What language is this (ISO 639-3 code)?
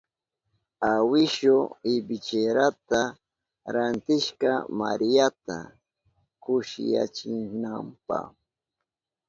qup